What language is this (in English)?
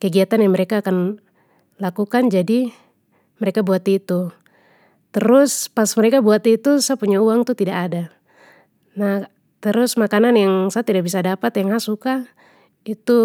Papuan Malay